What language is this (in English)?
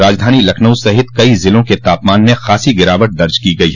Hindi